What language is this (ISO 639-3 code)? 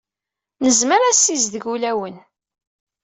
kab